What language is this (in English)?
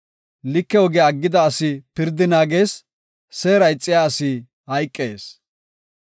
Gofa